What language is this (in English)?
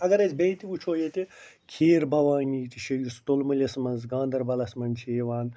Kashmiri